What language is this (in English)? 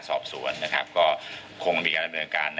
Thai